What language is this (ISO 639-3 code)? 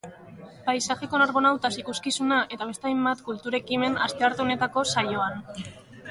eus